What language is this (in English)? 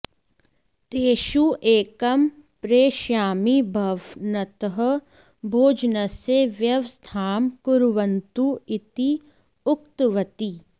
Sanskrit